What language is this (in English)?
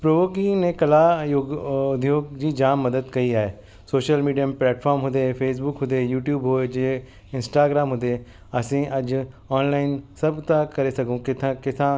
Sindhi